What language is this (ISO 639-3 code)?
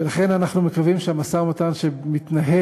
heb